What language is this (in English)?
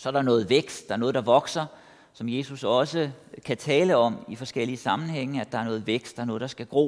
Danish